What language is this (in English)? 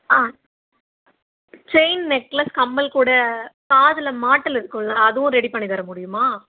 Tamil